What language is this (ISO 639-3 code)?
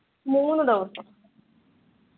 mal